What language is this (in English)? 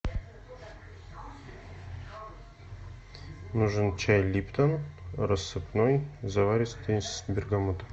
Russian